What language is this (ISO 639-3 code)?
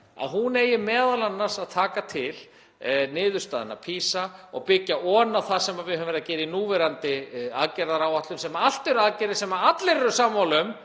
isl